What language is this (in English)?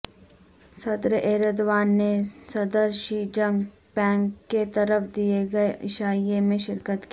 Urdu